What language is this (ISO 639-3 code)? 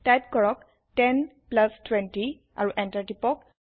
asm